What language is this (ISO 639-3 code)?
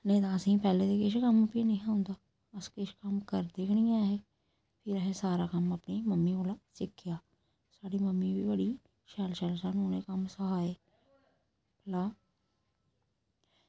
doi